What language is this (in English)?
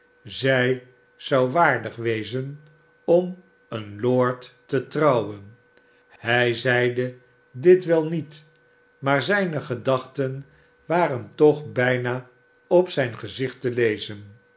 Dutch